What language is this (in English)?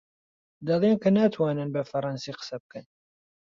Central Kurdish